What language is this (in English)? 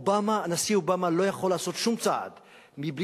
Hebrew